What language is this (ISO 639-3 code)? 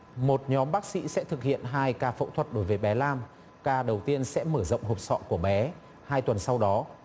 vie